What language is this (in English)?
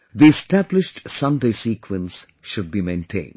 English